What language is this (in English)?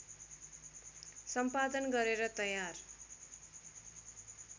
Nepali